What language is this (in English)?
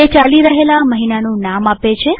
Gujarati